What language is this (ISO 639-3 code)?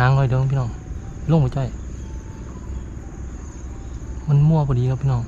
tha